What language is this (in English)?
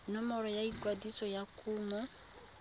Tswana